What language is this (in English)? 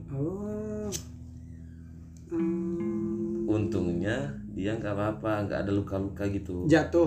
Indonesian